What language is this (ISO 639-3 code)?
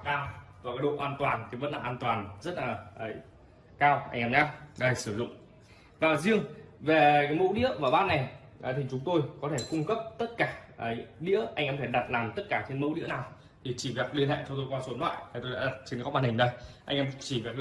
vie